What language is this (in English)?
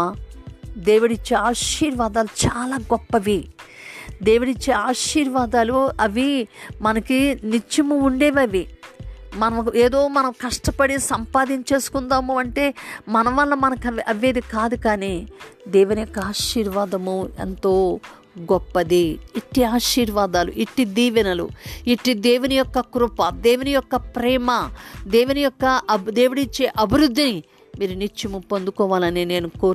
Telugu